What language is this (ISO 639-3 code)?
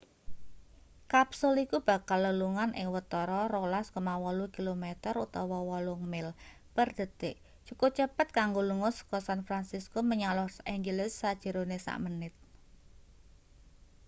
jav